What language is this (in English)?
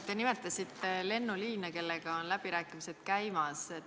Estonian